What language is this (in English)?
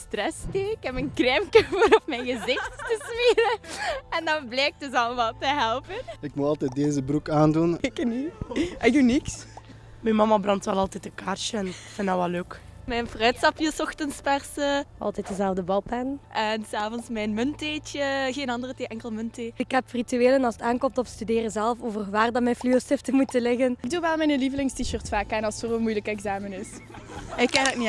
Dutch